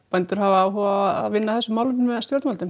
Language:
Icelandic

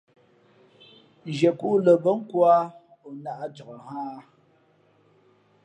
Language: Fe'fe'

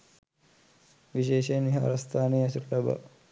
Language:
Sinhala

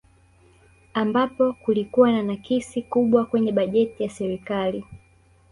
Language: Swahili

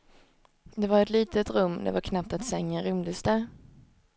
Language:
Swedish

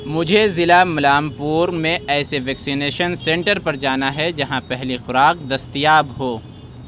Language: Urdu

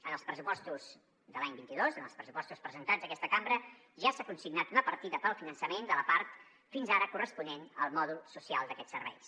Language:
Catalan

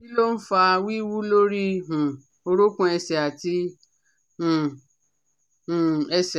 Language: Yoruba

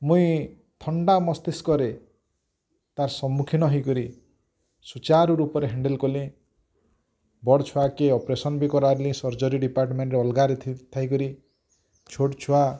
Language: Odia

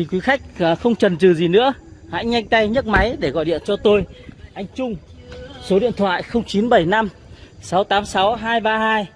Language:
Vietnamese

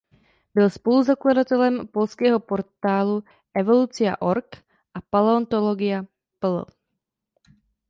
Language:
Czech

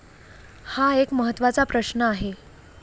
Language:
Marathi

